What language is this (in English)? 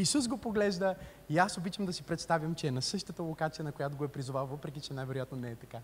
Bulgarian